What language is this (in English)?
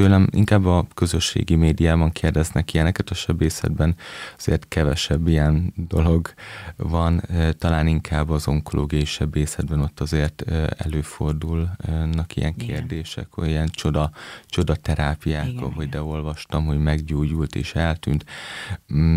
Hungarian